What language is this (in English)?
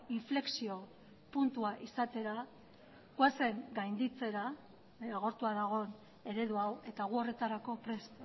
Basque